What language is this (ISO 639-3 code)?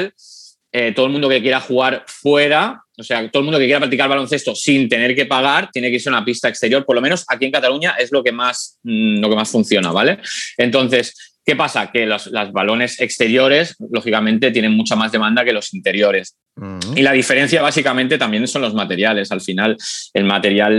spa